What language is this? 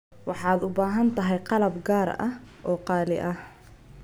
Somali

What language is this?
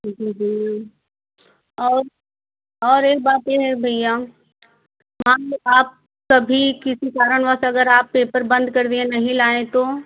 Hindi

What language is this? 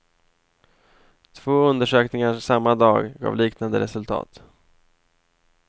Swedish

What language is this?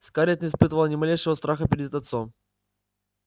Russian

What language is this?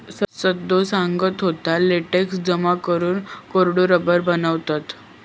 Marathi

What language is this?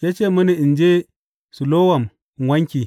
Hausa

